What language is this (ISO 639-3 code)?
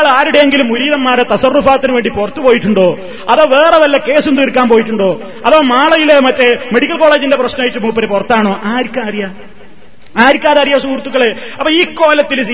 mal